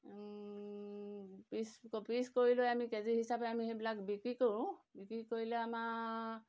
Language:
Assamese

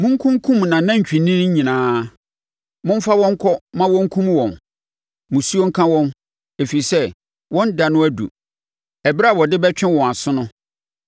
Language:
Akan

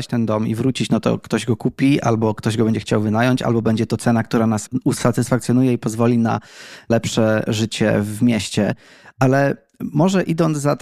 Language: Polish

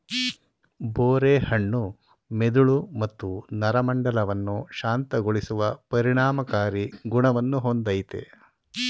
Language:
Kannada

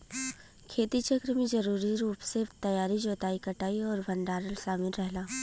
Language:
Bhojpuri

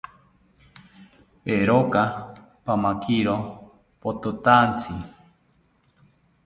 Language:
South Ucayali Ashéninka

